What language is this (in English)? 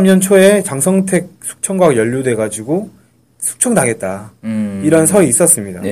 Korean